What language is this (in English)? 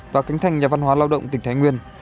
Vietnamese